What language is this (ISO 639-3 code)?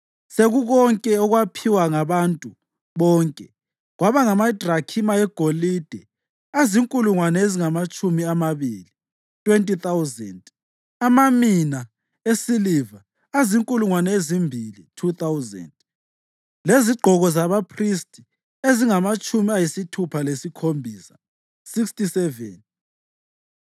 nde